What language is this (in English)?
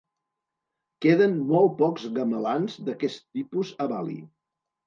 Catalan